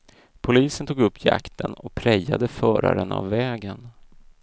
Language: Swedish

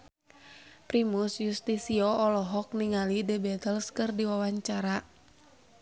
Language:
Sundanese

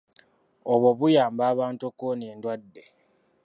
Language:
Ganda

